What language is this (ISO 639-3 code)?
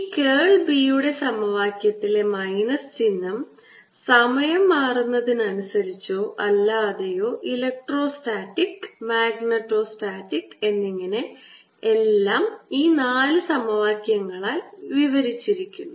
mal